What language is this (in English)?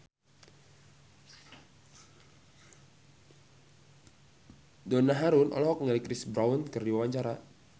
Sundanese